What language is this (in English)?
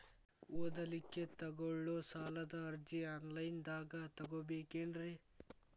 Kannada